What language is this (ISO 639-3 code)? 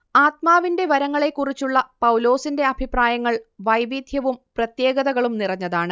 mal